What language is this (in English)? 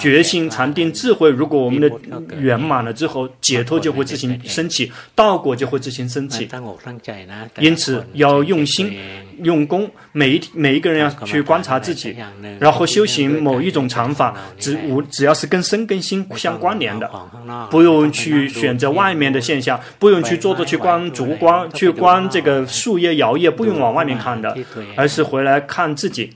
Chinese